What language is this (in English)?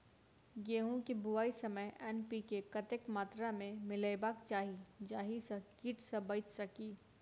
Maithili